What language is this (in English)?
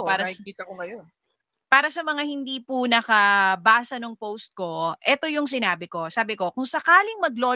Filipino